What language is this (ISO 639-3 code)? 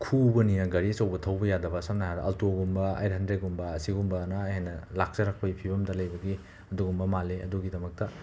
mni